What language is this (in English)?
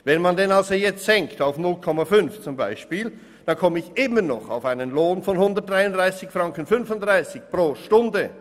Swiss German